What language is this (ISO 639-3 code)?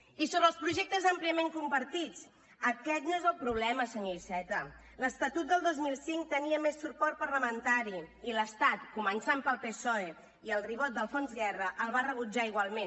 cat